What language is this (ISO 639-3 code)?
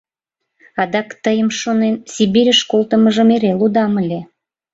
chm